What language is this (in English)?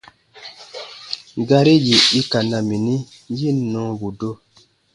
Baatonum